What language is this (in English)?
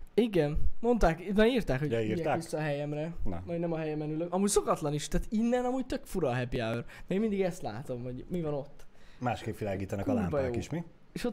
Hungarian